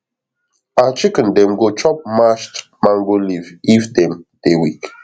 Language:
Nigerian Pidgin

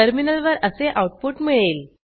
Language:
Marathi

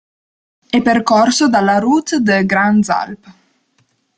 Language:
Italian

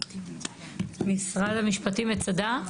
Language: Hebrew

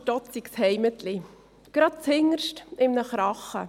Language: Swiss German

